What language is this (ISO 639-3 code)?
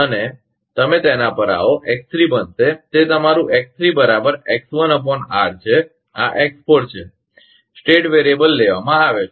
guj